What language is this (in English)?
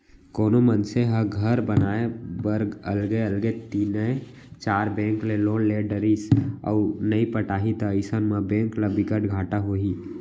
Chhattisgarhi